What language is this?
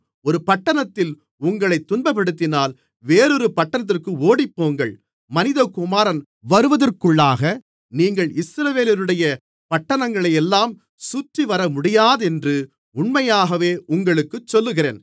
Tamil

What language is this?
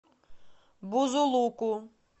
Russian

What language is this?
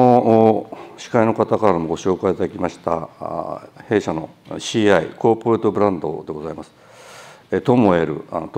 Japanese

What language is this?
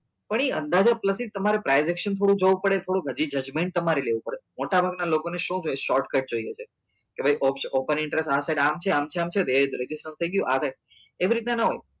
Gujarati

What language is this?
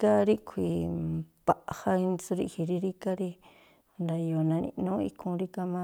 Tlacoapa Me'phaa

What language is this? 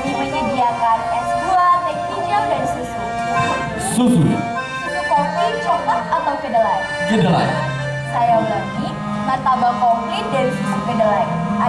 Indonesian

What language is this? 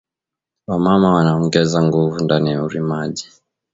Swahili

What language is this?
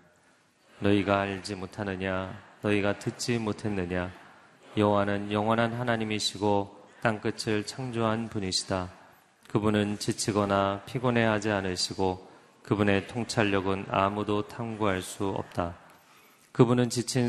Korean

